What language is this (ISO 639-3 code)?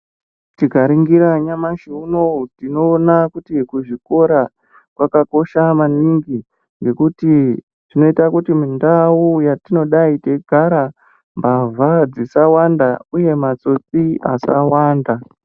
ndc